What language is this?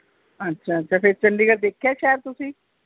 Punjabi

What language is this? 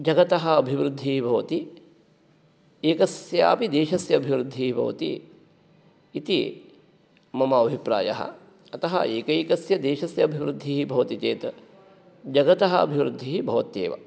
Sanskrit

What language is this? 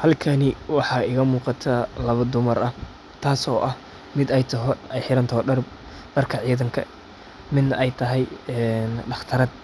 Somali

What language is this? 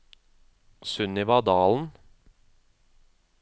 Norwegian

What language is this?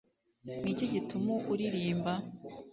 Kinyarwanda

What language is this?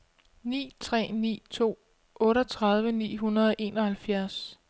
Danish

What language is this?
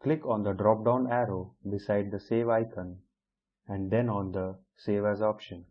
English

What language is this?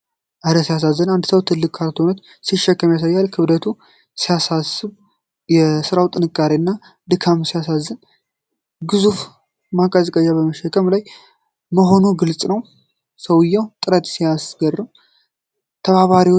Amharic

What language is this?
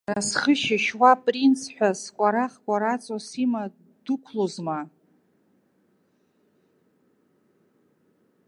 Abkhazian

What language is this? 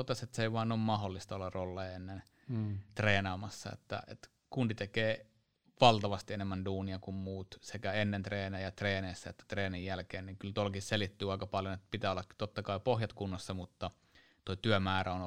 Finnish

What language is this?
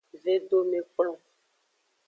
Aja (Benin)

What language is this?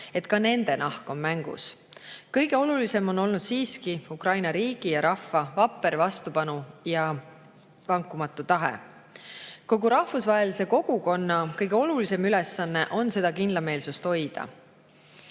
Estonian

